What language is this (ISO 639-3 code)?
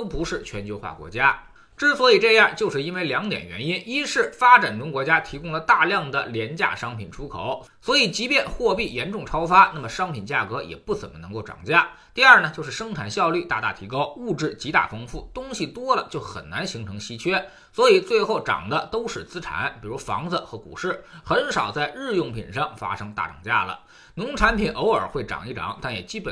zho